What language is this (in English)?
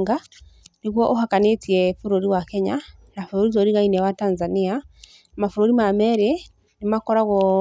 Kikuyu